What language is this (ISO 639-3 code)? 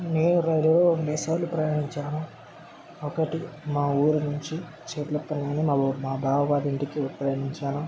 tel